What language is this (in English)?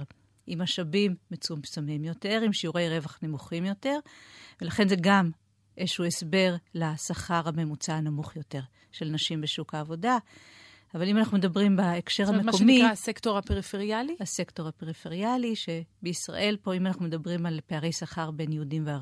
Hebrew